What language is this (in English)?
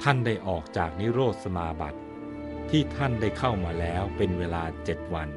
Thai